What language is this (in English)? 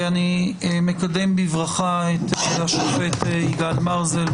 Hebrew